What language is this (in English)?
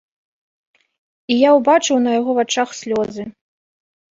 Belarusian